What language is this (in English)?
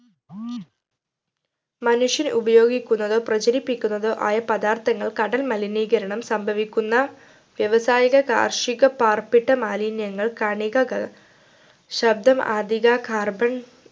Malayalam